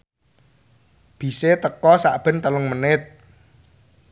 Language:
Javanese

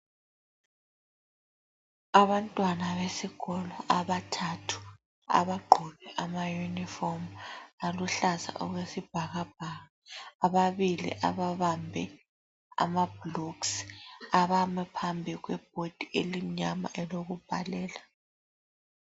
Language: North Ndebele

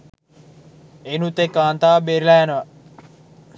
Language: Sinhala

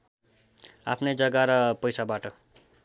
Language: Nepali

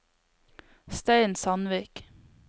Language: Norwegian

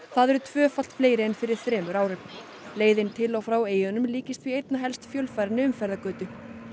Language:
Icelandic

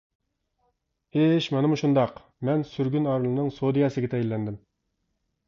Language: Uyghur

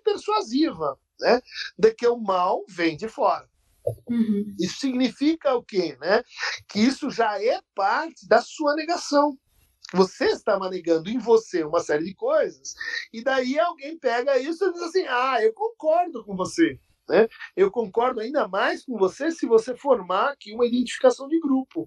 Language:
Portuguese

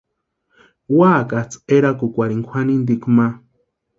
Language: Western Highland Purepecha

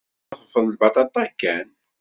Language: Kabyle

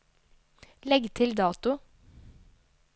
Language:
Norwegian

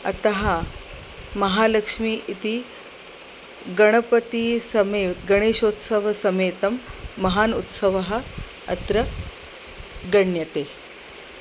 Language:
Sanskrit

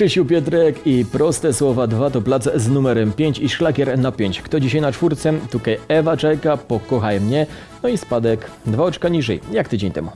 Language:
Polish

